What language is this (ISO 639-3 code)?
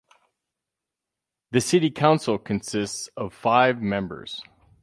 eng